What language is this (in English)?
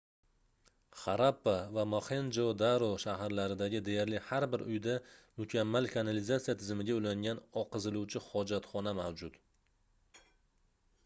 Uzbek